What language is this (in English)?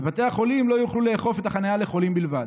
Hebrew